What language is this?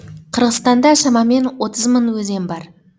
Kazakh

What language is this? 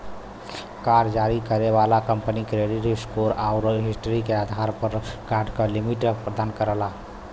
Bhojpuri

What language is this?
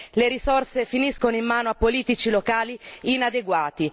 Italian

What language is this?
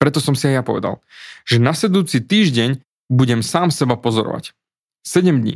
Slovak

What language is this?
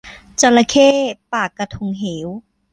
Thai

